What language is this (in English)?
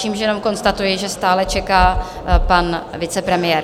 Czech